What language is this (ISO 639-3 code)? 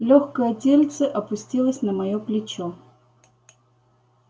rus